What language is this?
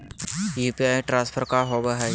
Magahi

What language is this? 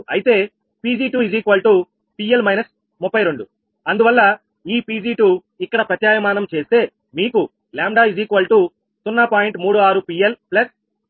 Telugu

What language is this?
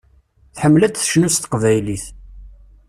Kabyle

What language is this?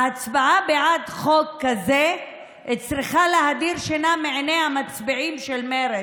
Hebrew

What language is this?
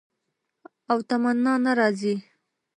Pashto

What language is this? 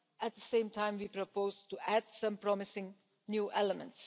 English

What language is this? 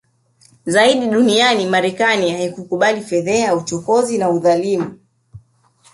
Swahili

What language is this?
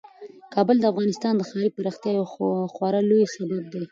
Pashto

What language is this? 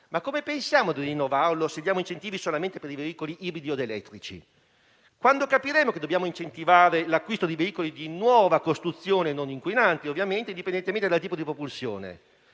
Italian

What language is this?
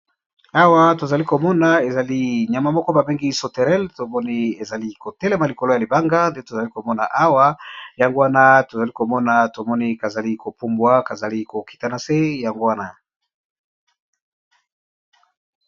Lingala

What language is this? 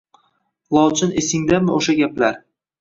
Uzbek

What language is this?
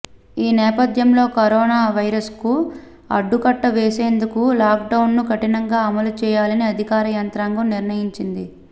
Telugu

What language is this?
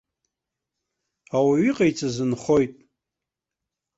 Abkhazian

